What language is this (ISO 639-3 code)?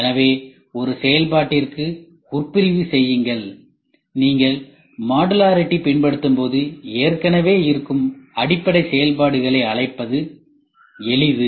tam